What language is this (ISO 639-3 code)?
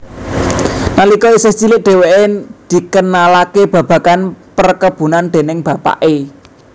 jav